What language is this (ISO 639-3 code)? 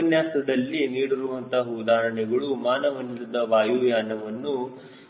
kan